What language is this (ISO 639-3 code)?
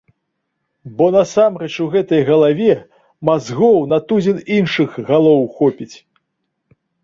bel